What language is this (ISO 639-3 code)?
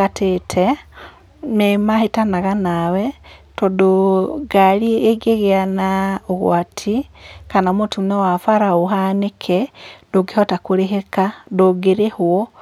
kik